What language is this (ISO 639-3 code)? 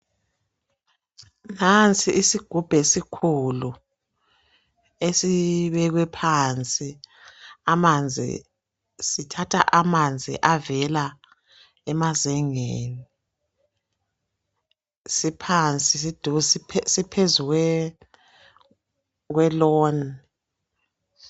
nde